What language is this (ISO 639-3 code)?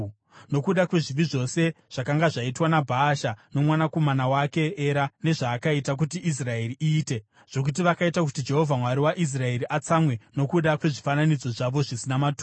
sna